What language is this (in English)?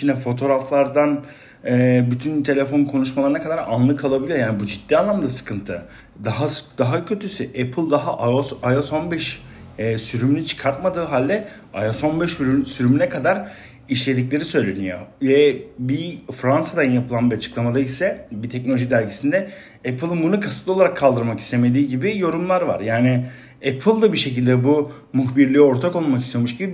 Turkish